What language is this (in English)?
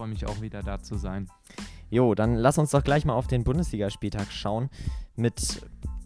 German